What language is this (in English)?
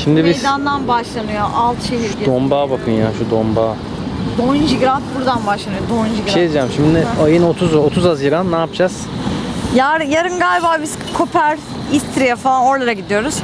Turkish